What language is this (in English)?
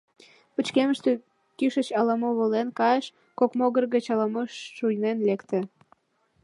Mari